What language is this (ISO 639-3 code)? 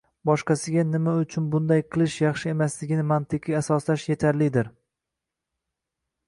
uzb